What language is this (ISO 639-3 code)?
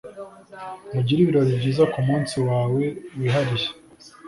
kin